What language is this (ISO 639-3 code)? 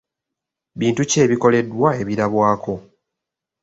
lug